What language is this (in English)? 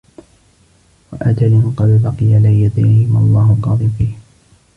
Arabic